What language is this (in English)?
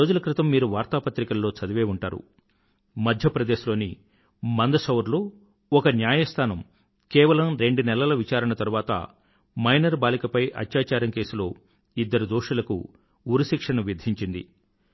Telugu